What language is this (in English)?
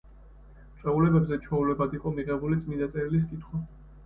Georgian